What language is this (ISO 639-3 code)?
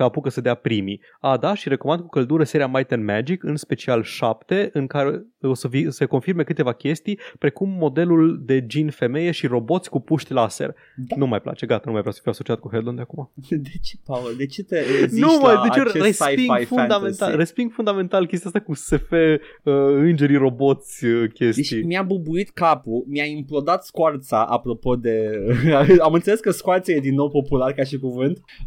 ron